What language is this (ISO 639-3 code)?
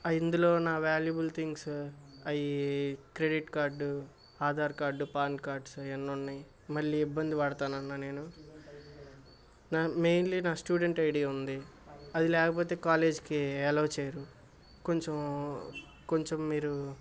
tel